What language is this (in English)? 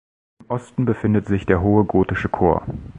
German